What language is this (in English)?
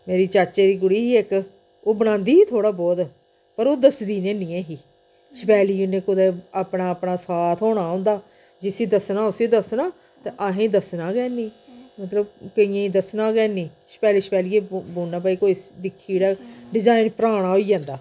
Dogri